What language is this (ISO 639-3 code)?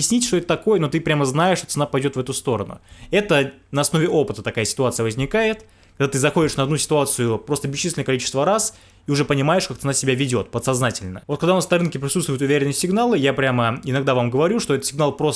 rus